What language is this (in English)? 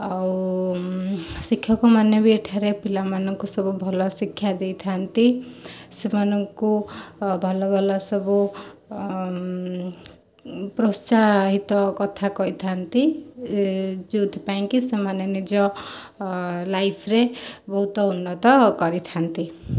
Odia